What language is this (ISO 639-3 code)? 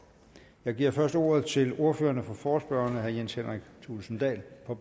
dan